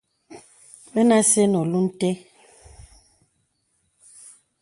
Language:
Bebele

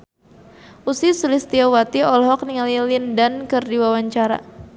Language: Sundanese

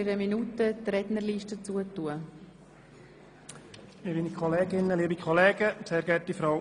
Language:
Swiss German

